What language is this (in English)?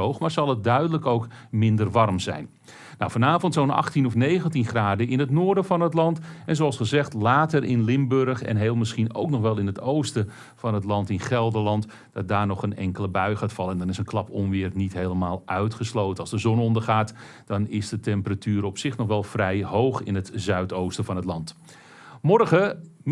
Dutch